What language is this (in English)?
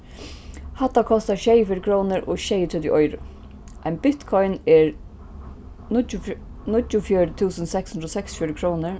Faroese